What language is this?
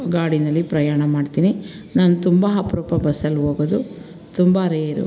Kannada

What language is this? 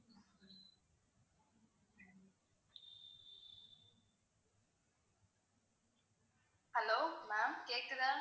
Tamil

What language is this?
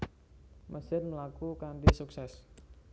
Javanese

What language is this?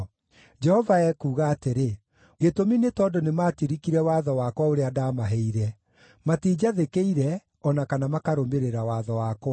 Kikuyu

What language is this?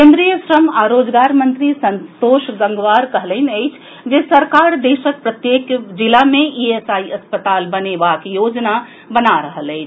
Maithili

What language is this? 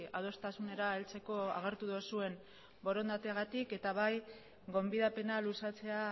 Basque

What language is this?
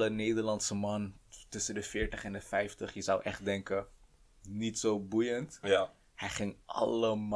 Dutch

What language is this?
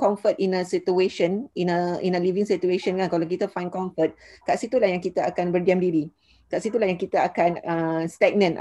Malay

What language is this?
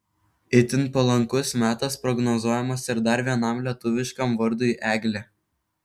Lithuanian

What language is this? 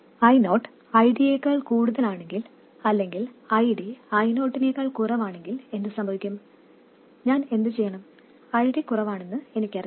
Malayalam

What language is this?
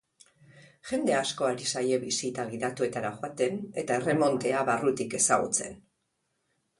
Basque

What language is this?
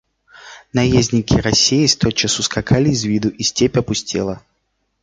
Russian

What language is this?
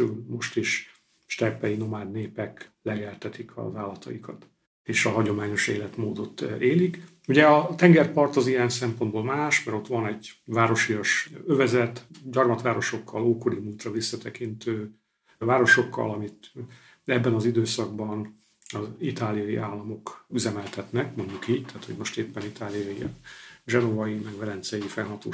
Hungarian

